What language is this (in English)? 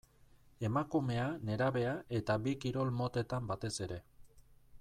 Basque